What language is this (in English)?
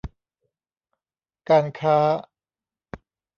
Thai